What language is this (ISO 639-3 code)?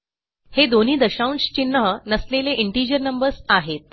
mar